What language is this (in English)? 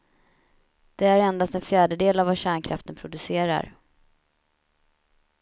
Swedish